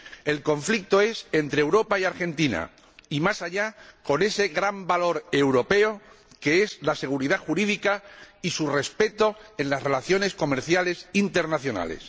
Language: Spanish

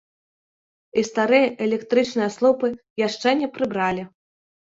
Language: Belarusian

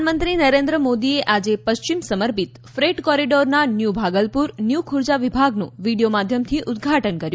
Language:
Gujarati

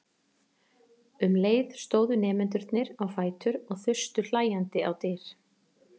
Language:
Icelandic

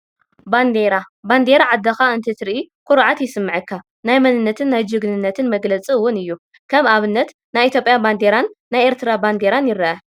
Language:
Tigrinya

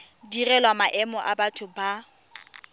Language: Tswana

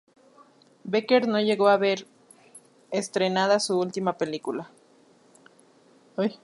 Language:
Spanish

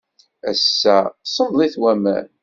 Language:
Kabyle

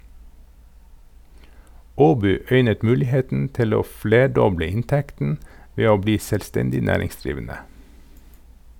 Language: Norwegian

